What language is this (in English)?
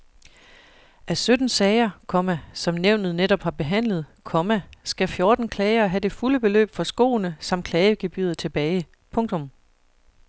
Danish